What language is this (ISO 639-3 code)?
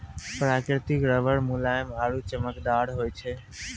mai